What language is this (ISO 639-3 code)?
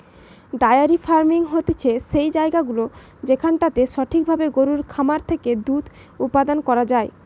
ben